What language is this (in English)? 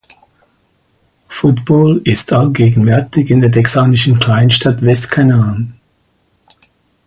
German